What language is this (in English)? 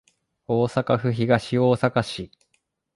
Japanese